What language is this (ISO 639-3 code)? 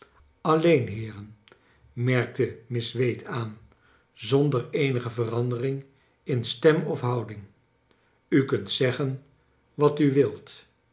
nld